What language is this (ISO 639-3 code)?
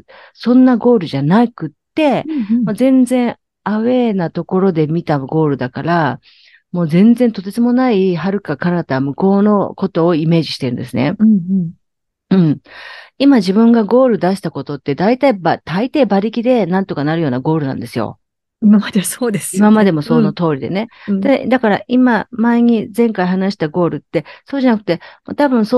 jpn